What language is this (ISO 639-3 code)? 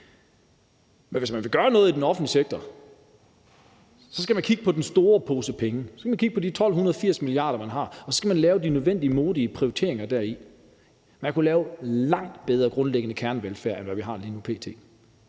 dan